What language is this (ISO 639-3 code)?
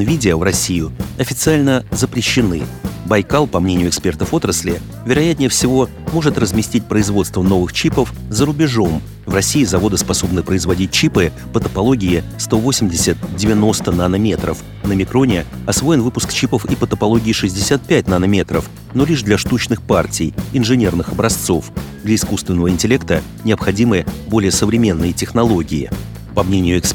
rus